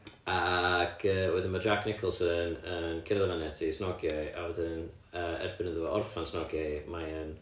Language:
Welsh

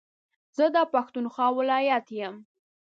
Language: Pashto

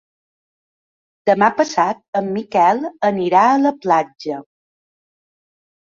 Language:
Catalan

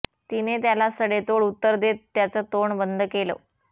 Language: Marathi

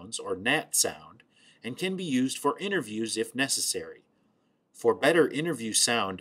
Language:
English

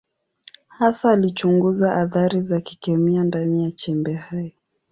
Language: Swahili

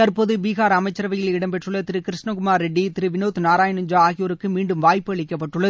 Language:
Tamil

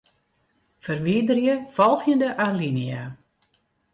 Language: Western Frisian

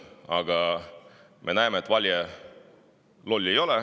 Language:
Estonian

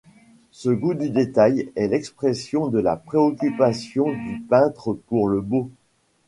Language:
French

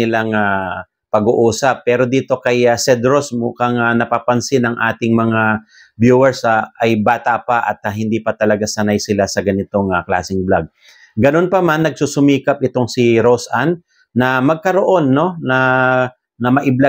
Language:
Filipino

